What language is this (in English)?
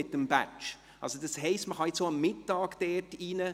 Swiss German